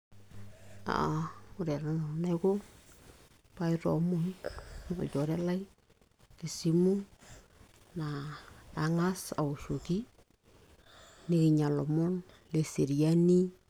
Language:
Masai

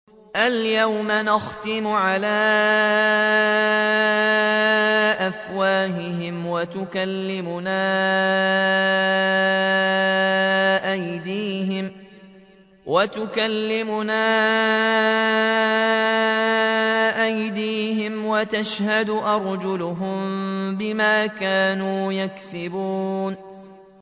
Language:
Arabic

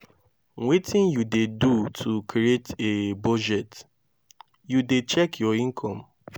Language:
Nigerian Pidgin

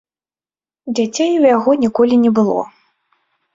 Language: Belarusian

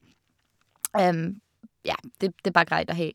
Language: Norwegian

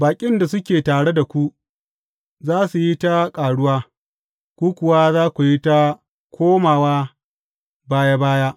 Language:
Hausa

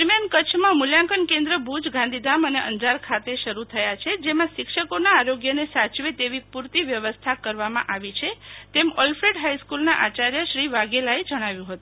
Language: Gujarati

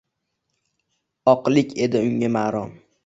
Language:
Uzbek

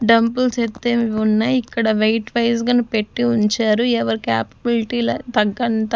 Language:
Telugu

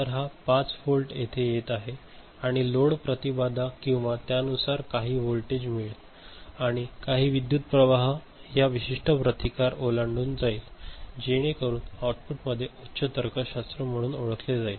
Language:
Marathi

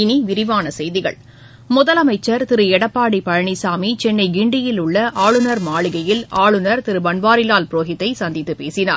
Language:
Tamil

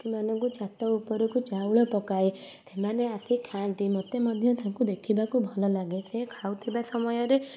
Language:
Odia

